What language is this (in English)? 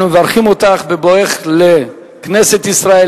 Hebrew